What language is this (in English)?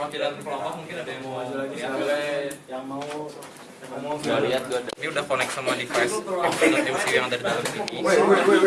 Indonesian